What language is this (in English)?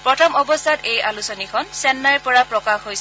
Assamese